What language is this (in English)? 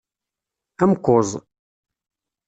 Kabyle